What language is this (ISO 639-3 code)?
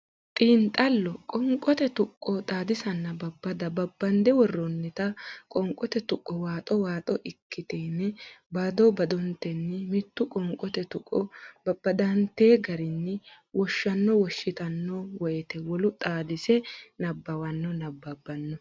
sid